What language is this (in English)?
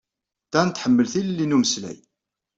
Kabyle